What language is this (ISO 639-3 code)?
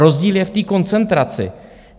ces